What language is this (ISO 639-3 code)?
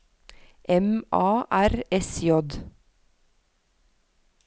nor